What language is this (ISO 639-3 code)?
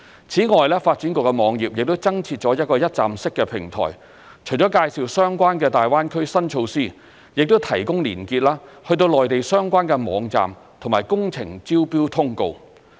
yue